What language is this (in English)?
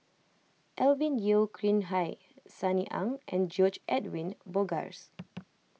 English